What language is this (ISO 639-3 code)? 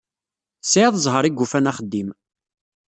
kab